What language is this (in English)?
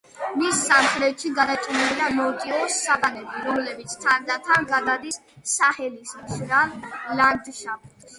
Georgian